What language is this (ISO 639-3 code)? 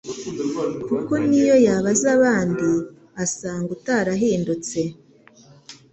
kin